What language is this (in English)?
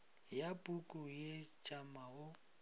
Northern Sotho